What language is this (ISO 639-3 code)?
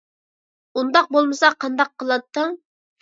uig